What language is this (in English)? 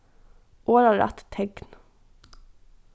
Faroese